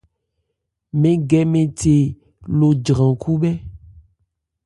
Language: Ebrié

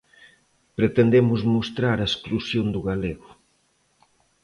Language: Galician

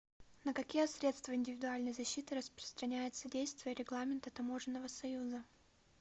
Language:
Russian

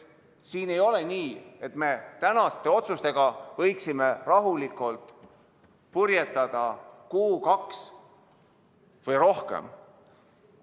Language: Estonian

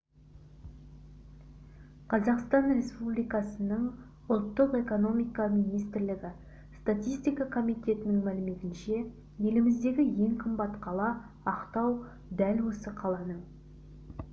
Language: Kazakh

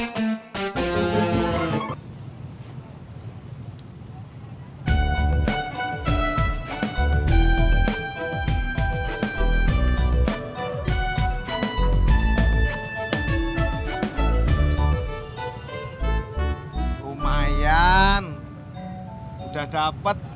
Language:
Indonesian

